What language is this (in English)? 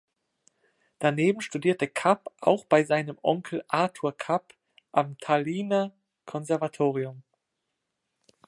German